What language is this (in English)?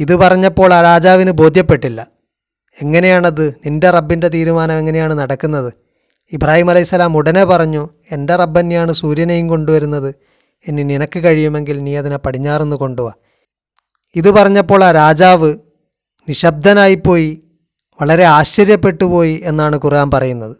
Malayalam